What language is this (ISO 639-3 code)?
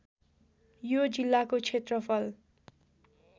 nep